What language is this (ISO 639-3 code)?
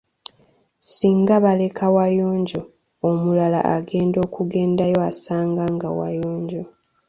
lug